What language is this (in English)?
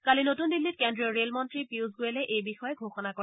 Assamese